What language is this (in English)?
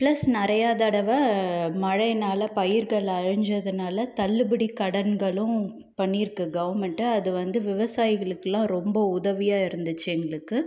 Tamil